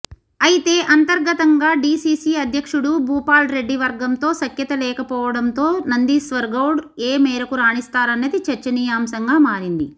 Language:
Telugu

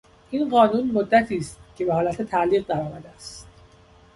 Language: Persian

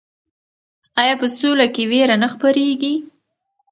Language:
Pashto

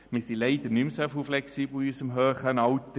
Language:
Swiss German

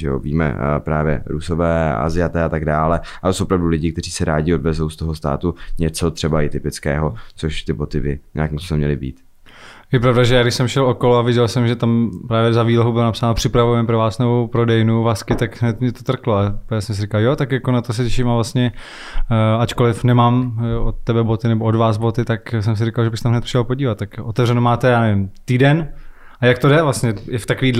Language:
Czech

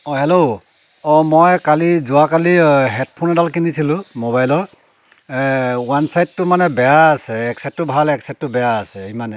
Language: Assamese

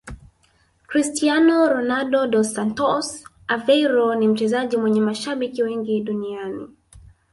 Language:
Swahili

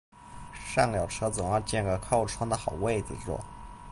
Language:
Chinese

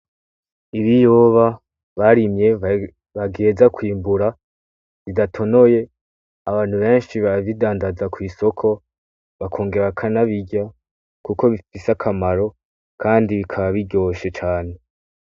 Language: Rundi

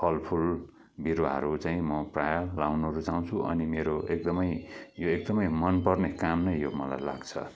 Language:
Nepali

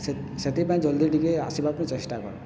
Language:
Odia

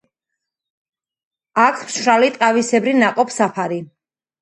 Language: Georgian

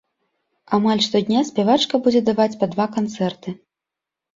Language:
Belarusian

